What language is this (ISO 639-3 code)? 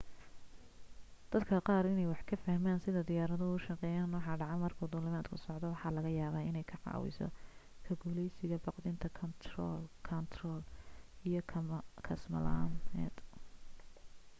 som